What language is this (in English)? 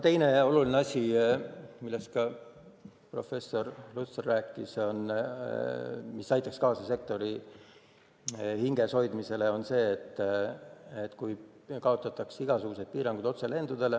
Estonian